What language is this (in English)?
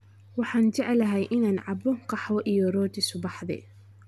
Somali